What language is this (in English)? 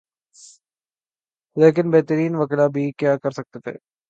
Urdu